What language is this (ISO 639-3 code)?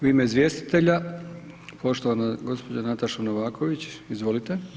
hrv